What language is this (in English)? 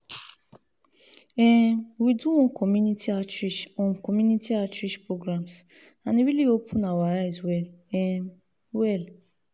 Nigerian Pidgin